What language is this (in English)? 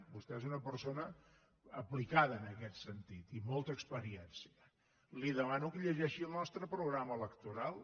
Catalan